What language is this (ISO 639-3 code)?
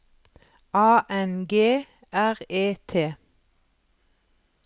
nor